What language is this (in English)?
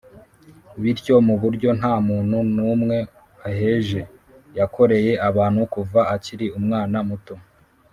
Kinyarwanda